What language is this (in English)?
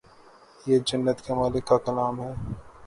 Urdu